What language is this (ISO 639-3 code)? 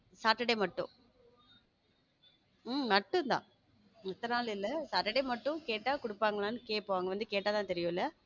tam